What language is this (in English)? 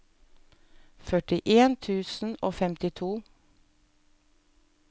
Norwegian